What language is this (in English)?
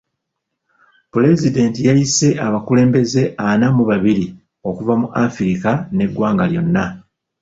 Ganda